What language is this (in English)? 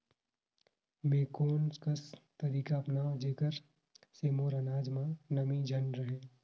Chhattisgarhi